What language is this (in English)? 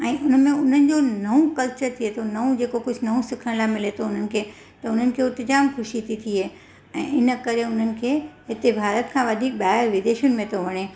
Sindhi